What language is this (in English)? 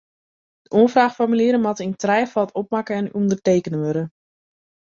Western Frisian